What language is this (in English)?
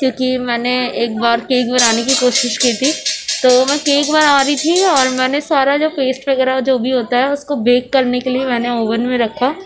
Urdu